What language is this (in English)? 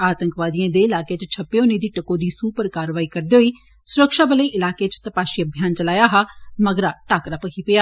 Dogri